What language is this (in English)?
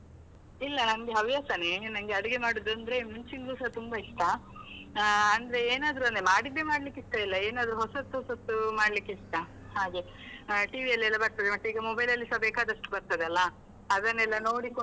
Kannada